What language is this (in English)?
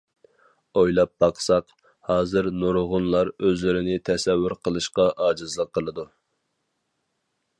Uyghur